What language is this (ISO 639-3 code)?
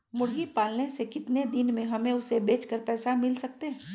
mag